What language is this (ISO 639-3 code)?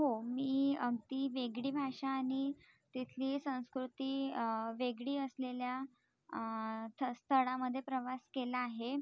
mar